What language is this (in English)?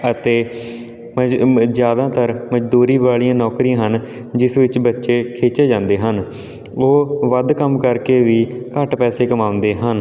Punjabi